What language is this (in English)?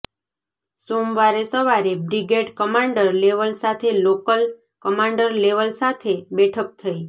Gujarati